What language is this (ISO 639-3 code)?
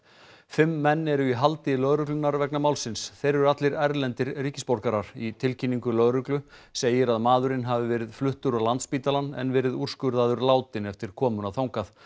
isl